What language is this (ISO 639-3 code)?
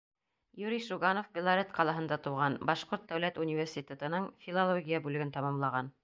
bak